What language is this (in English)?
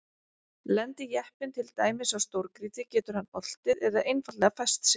Icelandic